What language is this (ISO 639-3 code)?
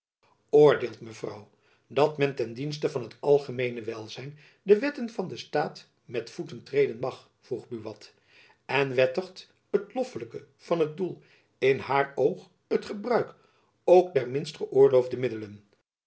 nld